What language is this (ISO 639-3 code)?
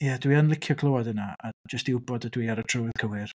cym